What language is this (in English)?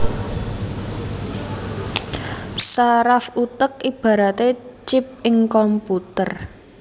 Javanese